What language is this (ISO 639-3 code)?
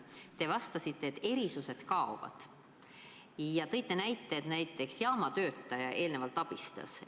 est